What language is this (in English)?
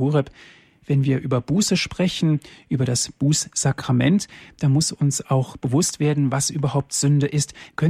German